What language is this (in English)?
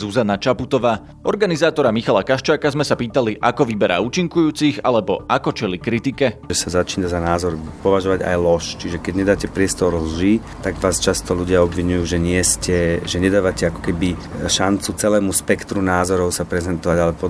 Slovak